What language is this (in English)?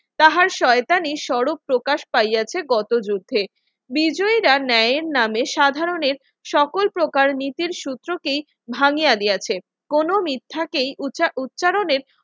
Bangla